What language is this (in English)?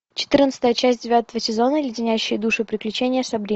Russian